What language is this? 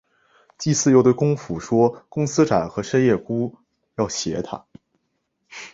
Chinese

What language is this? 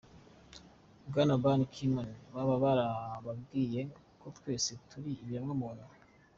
Kinyarwanda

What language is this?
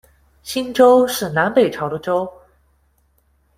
Chinese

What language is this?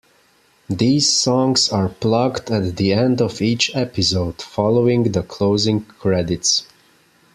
English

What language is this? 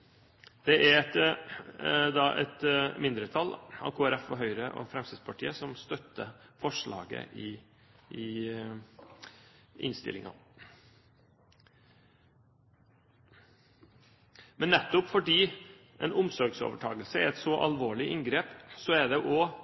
Norwegian Bokmål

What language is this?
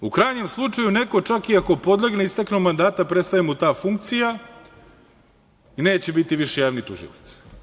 Serbian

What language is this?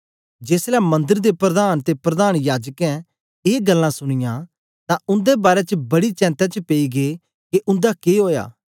Dogri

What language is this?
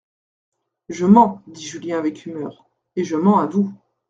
French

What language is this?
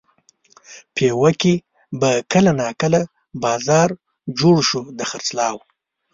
Pashto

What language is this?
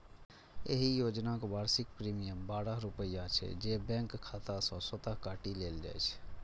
Maithili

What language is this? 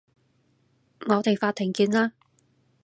Cantonese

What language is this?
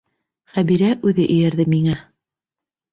Bashkir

